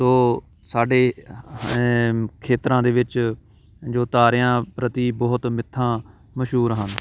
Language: Punjabi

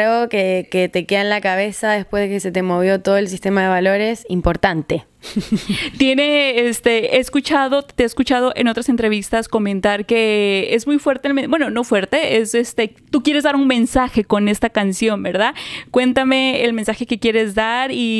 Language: Spanish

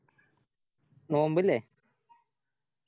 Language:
Malayalam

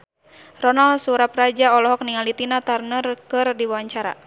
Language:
Sundanese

